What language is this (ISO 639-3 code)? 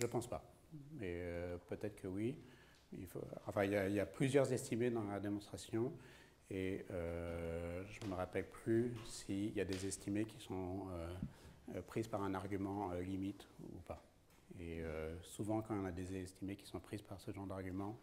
fra